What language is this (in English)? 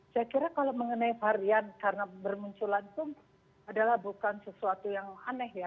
Indonesian